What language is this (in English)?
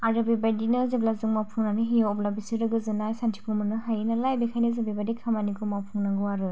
Bodo